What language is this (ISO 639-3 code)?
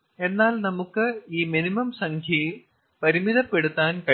mal